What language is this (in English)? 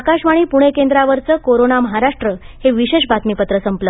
Marathi